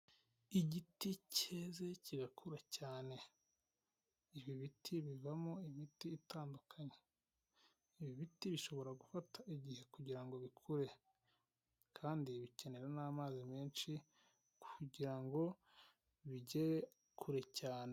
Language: Kinyarwanda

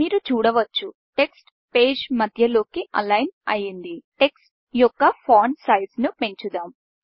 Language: Telugu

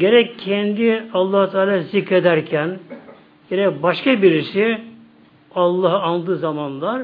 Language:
Turkish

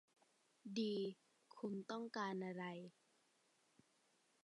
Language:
Thai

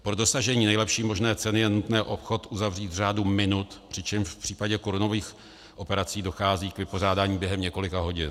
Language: Czech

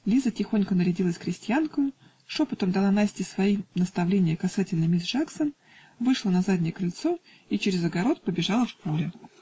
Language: Russian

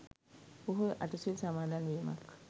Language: Sinhala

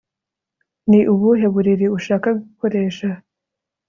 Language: Kinyarwanda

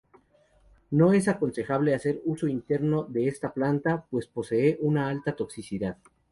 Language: Spanish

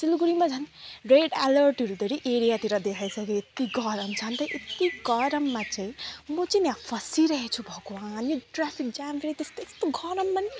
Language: Nepali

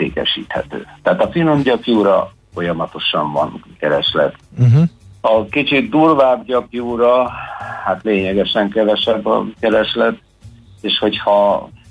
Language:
Hungarian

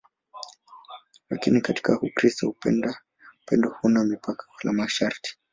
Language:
Swahili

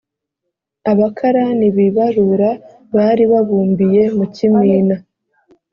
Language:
Kinyarwanda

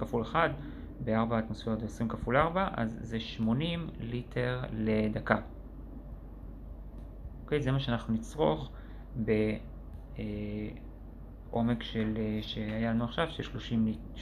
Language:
Hebrew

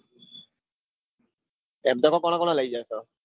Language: Gujarati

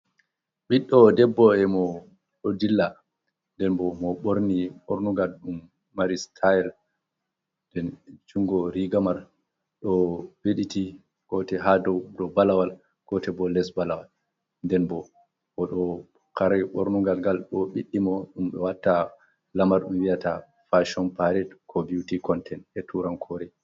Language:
Fula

